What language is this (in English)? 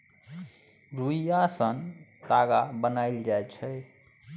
Maithili